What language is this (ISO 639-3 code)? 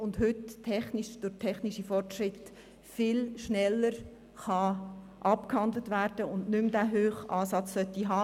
gsw